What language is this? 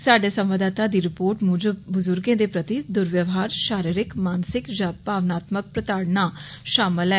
Dogri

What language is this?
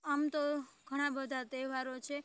Gujarati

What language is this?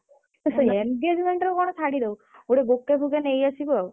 Odia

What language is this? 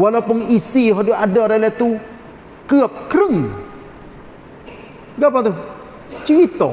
Malay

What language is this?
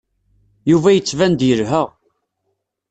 Kabyle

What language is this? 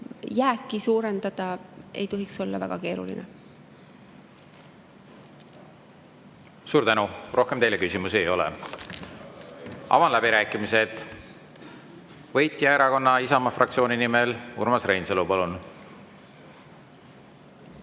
Estonian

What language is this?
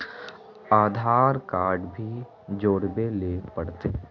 Magahi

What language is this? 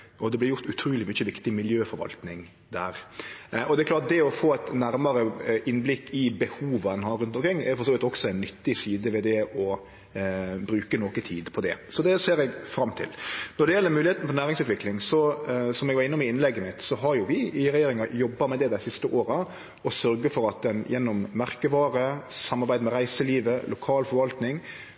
Norwegian Nynorsk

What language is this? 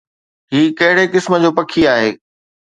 Sindhi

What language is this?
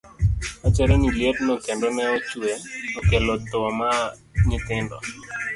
Luo (Kenya and Tanzania)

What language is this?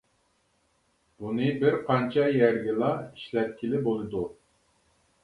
Uyghur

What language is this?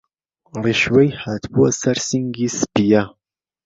Central Kurdish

